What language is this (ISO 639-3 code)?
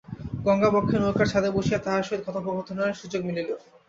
ben